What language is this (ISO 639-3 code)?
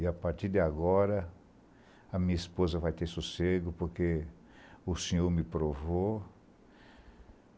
por